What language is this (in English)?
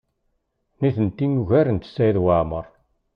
Kabyle